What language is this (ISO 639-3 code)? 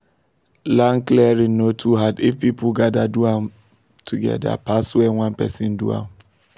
pcm